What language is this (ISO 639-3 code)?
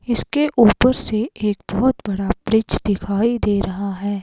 hin